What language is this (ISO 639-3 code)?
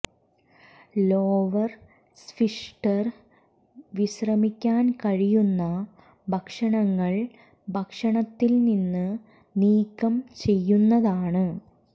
mal